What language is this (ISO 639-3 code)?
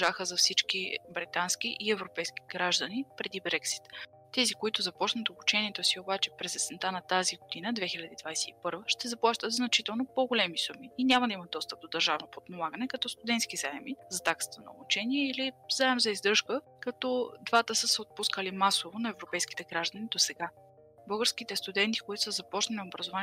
bul